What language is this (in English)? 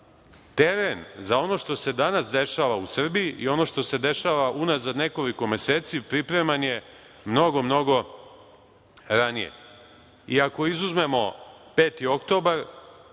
Serbian